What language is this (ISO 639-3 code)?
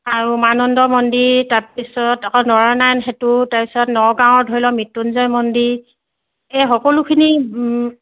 asm